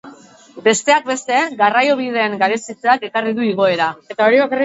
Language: Basque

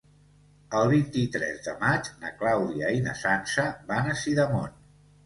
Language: Catalan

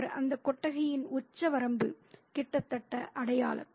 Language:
Tamil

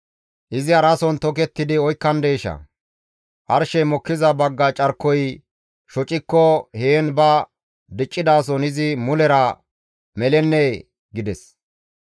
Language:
Gamo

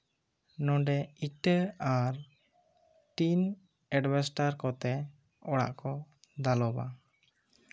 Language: Santali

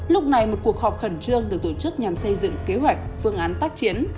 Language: Vietnamese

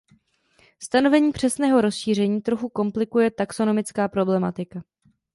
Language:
Czech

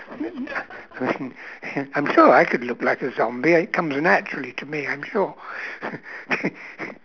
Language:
English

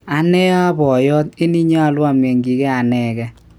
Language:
Kalenjin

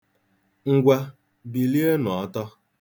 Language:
Igbo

